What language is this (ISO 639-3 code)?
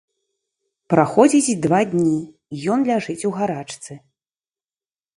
bel